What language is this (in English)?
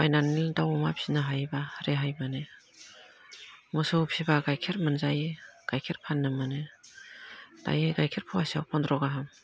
Bodo